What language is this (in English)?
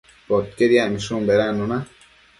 Matsés